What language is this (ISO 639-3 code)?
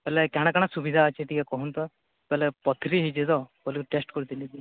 ori